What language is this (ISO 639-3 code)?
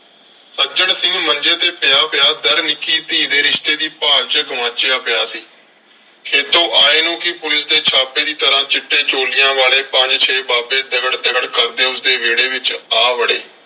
pan